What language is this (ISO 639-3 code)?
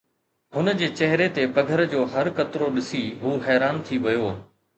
snd